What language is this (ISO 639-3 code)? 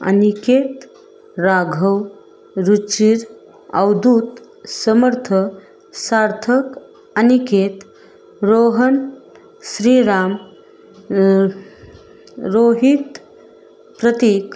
mar